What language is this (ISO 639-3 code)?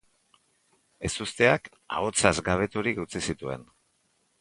eus